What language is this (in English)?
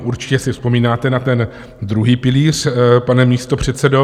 Czech